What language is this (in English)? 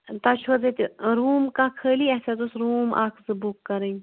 Kashmiri